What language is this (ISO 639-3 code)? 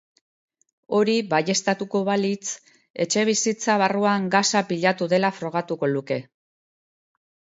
eus